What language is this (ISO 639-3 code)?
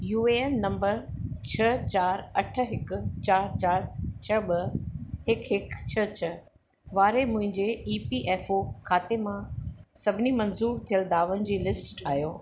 snd